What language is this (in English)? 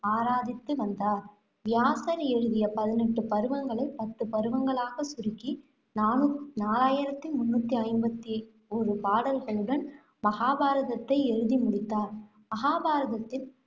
Tamil